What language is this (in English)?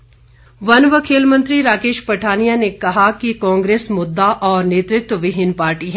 Hindi